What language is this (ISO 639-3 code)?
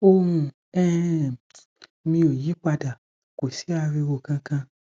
yor